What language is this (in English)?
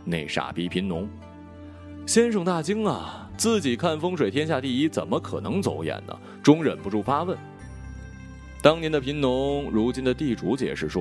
Chinese